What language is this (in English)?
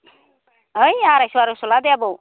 Bodo